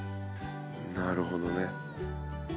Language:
Japanese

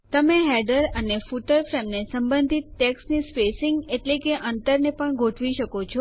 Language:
Gujarati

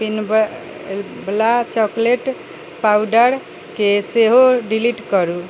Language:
Maithili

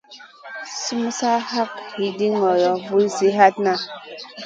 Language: Masana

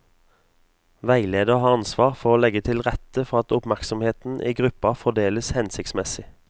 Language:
Norwegian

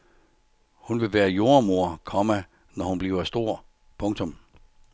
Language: Danish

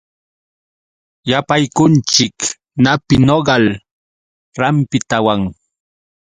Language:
Yauyos Quechua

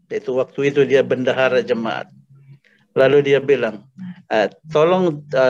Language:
Indonesian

